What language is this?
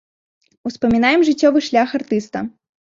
Belarusian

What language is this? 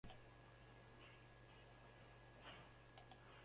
Basque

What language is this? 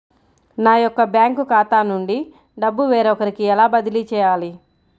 Telugu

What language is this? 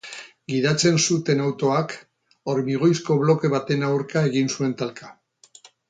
Basque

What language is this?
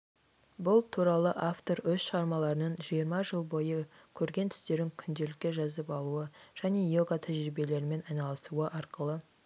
Kazakh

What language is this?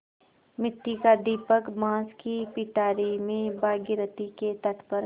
Hindi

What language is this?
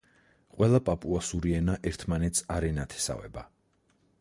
Georgian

